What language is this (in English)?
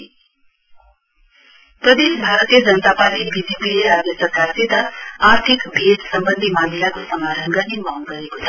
Nepali